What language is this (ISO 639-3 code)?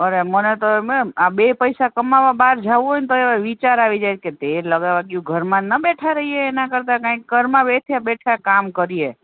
guj